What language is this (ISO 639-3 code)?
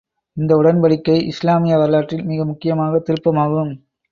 tam